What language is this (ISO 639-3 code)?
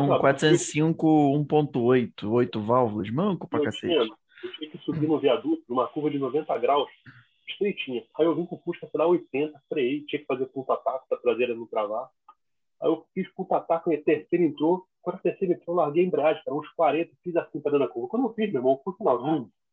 por